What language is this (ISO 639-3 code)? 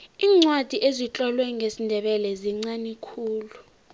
nbl